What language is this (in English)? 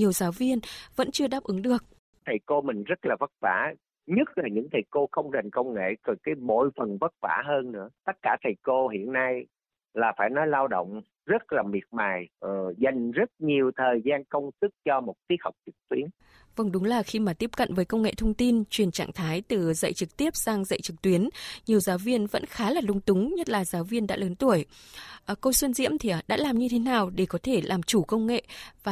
Vietnamese